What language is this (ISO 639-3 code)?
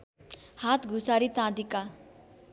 nep